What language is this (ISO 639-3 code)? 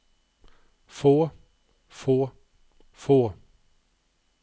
nor